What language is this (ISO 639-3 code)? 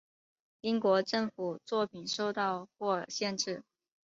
zho